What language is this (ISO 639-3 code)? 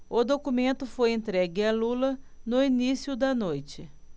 por